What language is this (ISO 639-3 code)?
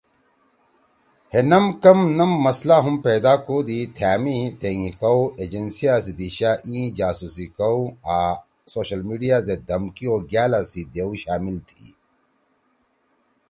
trw